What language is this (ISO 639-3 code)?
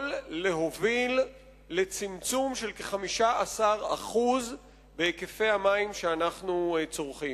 heb